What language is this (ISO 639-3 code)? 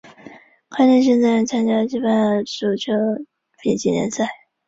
zho